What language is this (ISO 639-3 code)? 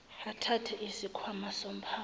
zul